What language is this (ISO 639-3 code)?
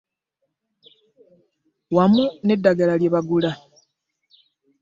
lug